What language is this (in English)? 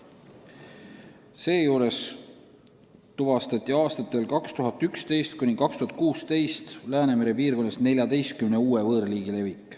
Estonian